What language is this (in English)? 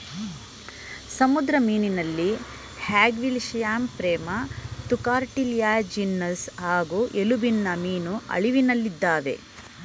Kannada